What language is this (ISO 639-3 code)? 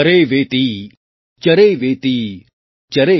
guj